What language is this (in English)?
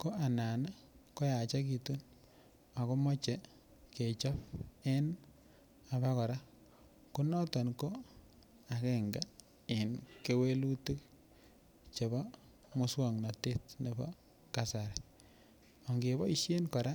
Kalenjin